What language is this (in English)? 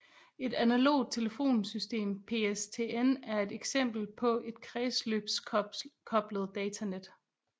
Danish